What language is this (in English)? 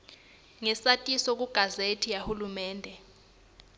Swati